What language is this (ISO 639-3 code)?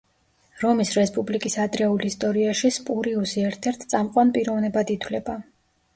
kat